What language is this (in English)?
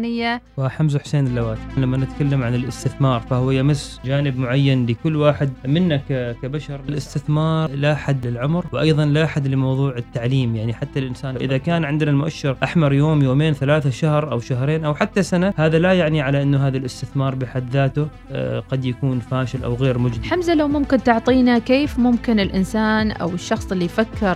Arabic